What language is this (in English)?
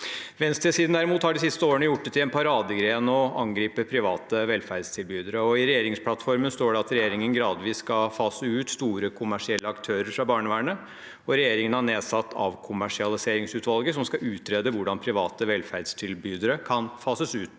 Norwegian